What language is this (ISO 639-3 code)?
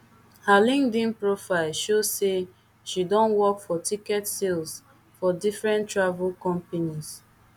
pcm